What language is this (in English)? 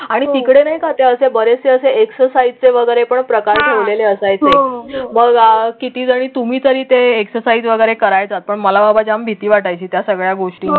Marathi